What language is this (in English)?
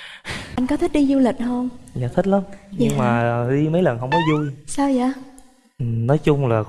Vietnamese